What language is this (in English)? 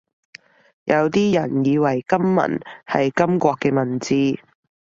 Cantonese